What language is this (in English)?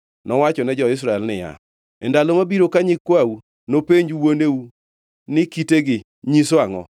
Luo (Kenya and Tanzania)